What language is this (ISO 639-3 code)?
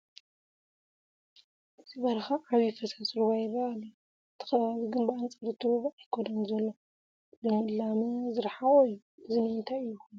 tir